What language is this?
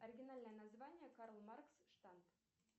Russian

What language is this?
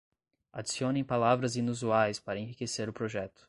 Portuguese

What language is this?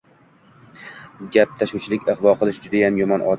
Uzbek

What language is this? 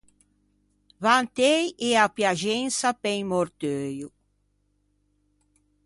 Ligurian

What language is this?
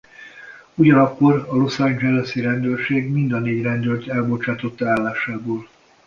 Hungarian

